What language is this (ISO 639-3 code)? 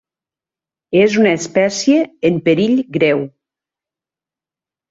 cat